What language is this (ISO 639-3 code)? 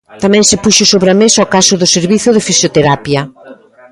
glg